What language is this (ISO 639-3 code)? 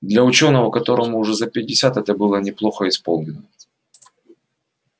rus